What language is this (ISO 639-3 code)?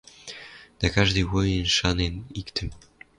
mrj